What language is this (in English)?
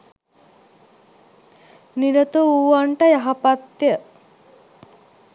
Sinhala